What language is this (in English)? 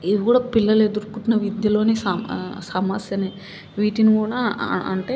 Telugu